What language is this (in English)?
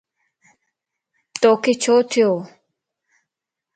Lasi